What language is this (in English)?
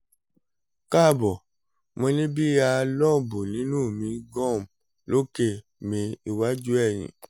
Yoruba